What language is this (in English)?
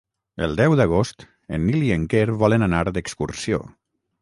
Catalan